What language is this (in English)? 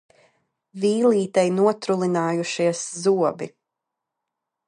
Latvian